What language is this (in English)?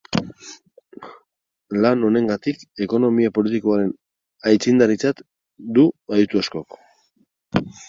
Basque